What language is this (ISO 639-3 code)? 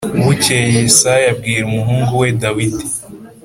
kin